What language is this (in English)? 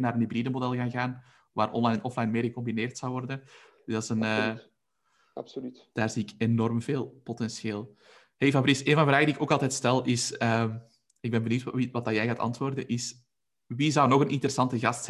Dutch